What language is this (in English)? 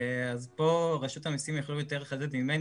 Hebrew